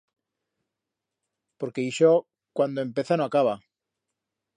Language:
Aragonese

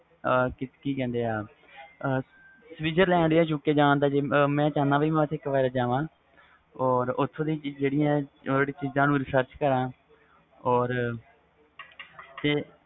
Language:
Punjabi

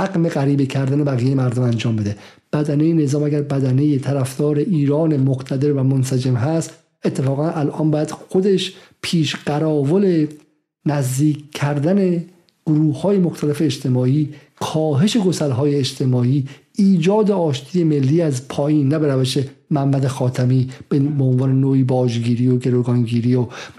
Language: Persian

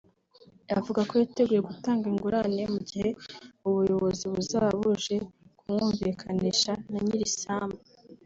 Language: Kinyarwanda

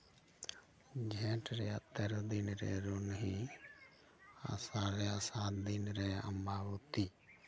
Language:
Santali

